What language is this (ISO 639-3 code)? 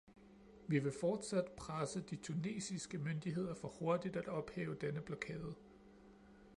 dan